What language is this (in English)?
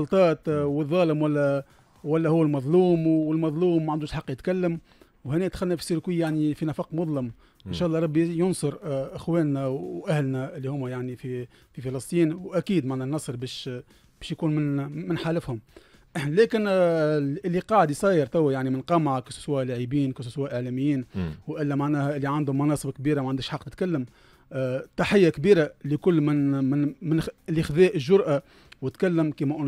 Arabic